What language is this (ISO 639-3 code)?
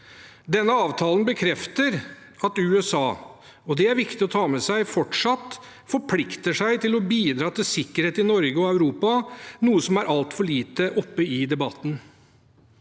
nor